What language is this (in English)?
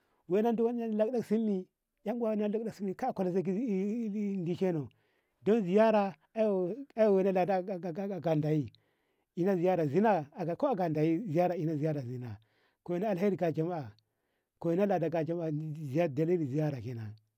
Ngamo